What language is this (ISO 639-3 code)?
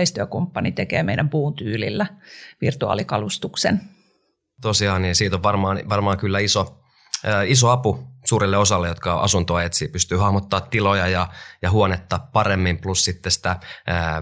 fin